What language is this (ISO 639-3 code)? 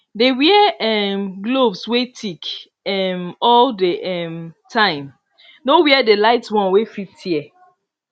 pcm